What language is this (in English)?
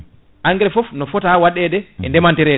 Fula